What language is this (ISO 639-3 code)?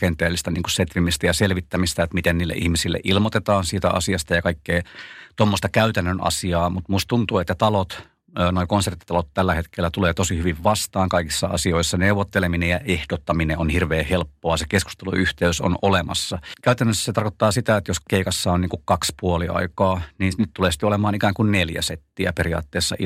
fin